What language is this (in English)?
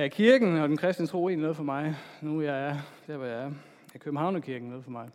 Danish